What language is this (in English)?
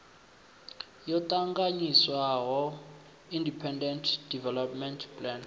Venda